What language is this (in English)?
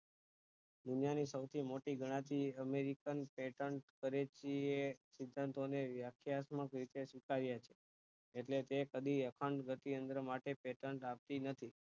Gujarati